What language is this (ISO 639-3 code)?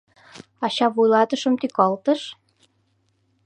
chm